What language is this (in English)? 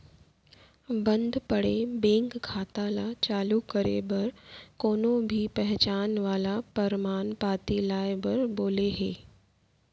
Chhattisgarhi